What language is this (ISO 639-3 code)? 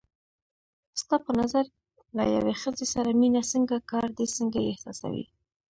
pus